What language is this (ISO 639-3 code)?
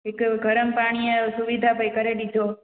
snd